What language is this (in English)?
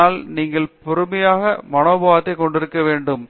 Tamil